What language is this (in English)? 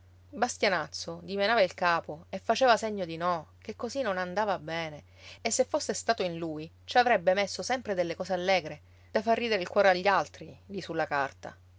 Italian